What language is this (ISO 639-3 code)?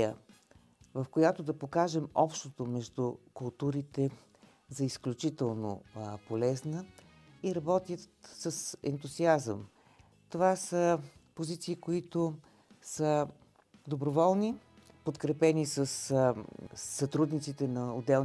bul